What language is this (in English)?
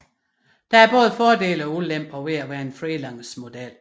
Danish